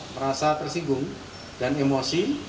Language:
Indonesian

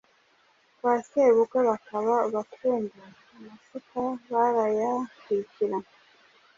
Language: Kinyarwanda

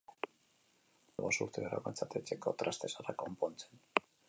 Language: Basque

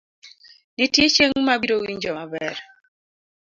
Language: Luo (Kenya and Tanzania)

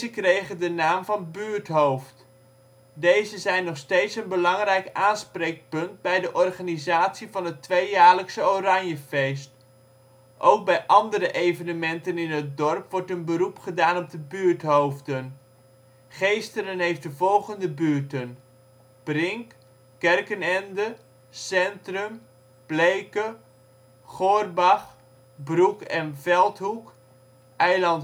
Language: Dutch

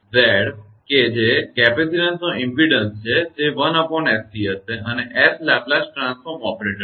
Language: Gujarati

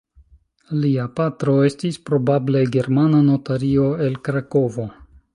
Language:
Esperanto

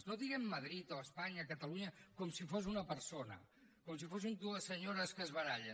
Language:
Catalan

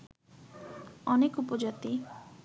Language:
Bangla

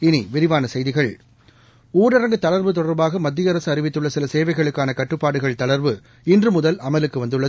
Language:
Tamil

